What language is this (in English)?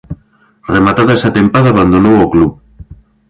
Galician